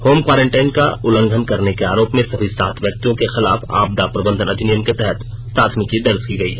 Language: Hindi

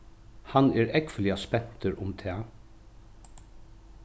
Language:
Faroese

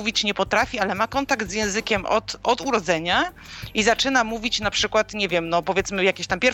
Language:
Polish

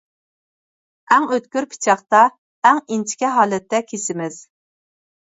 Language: Uyghur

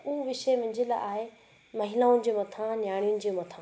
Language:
Sindhi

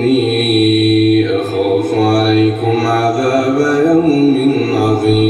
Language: Arabic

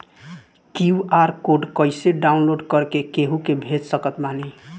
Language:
Bhojpuri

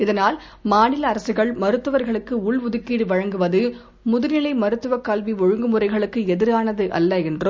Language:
Tamil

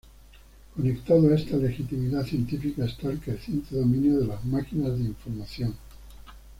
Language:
Spanish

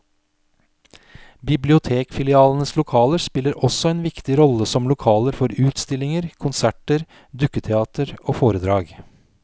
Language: Norwegian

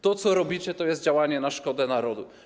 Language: Polish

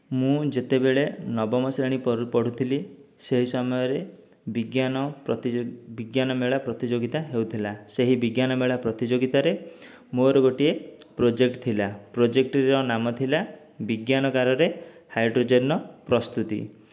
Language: Odia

